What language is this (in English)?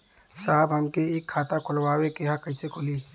Bhojpuri